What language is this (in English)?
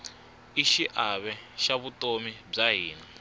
Tsonga